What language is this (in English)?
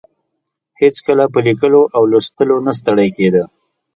Pashto